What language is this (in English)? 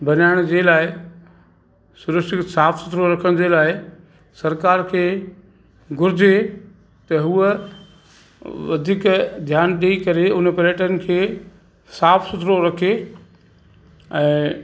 Sindhi